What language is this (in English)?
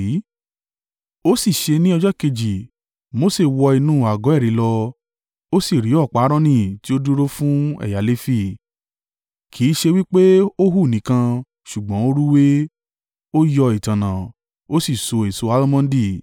Yoruba